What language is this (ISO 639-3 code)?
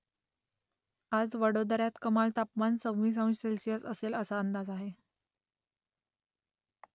mar